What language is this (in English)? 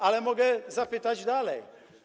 Polish